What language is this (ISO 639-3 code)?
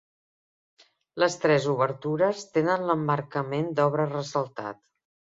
cat